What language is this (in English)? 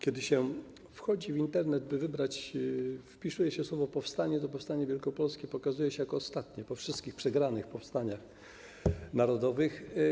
Polish